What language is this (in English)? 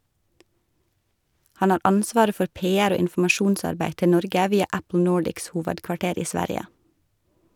Norwegian